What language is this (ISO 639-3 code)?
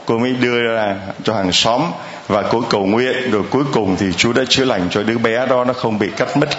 vie